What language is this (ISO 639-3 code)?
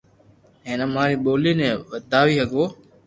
lrk